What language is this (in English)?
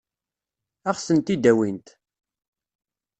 Kabyle